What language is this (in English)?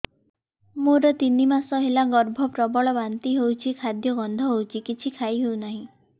Odia